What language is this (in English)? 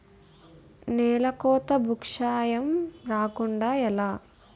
Telugu